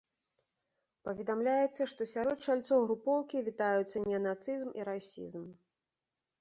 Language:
Belarusian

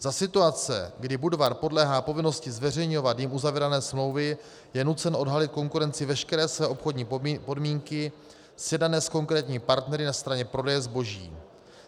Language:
Czech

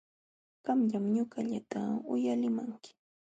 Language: Jauja Wanca Quechua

